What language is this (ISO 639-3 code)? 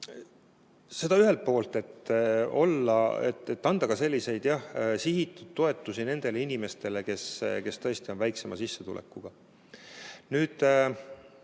est